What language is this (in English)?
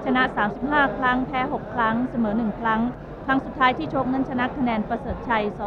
Thai